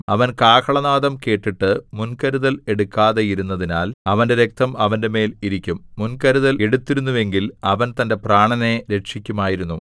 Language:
Malayalam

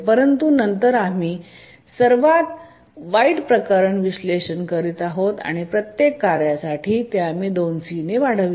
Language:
Marathi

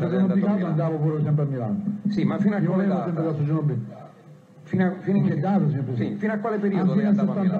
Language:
Italian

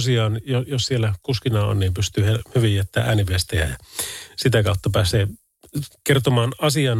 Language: Finnish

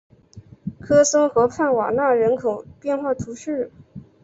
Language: Chinese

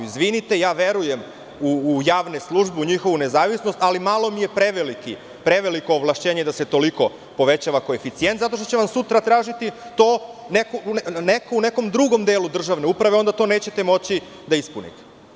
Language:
Serbian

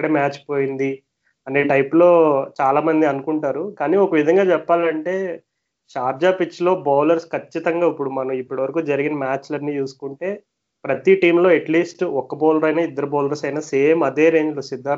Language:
Telugu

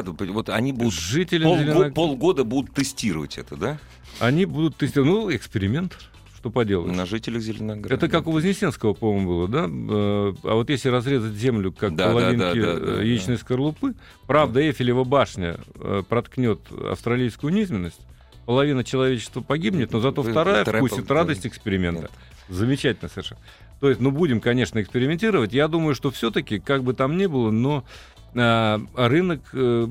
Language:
Russian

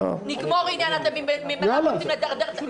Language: Hebrew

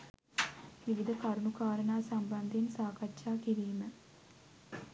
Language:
Sinhala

